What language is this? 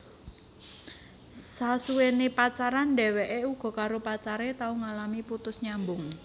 Javanese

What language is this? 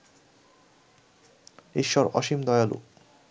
Bangla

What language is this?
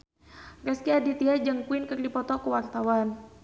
Sundanese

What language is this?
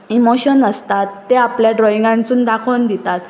Konkani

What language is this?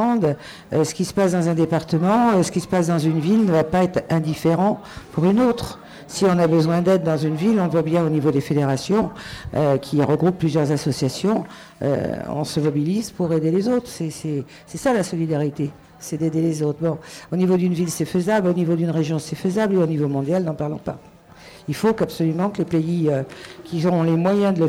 French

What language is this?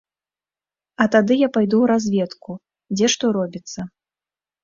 Belarusian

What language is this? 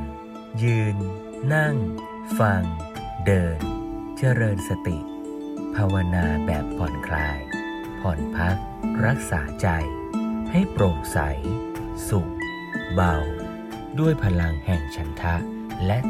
Thai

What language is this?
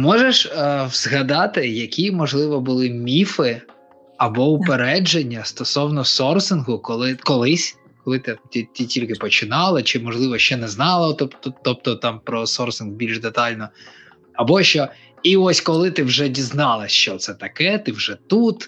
Ukrainian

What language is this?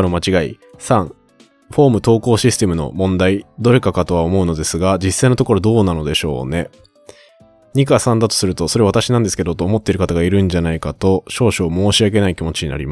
Japanese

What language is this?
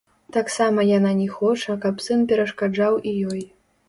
Belarusian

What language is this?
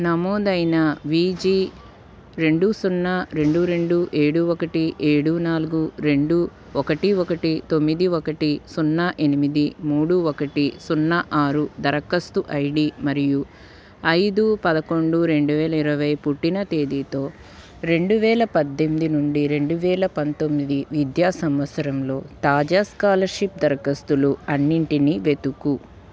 Telugu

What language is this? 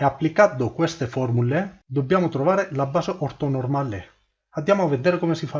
Italian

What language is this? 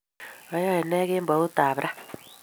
Kalenjin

